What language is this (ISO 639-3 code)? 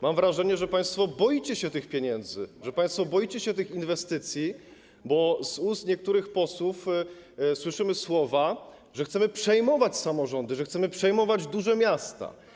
pol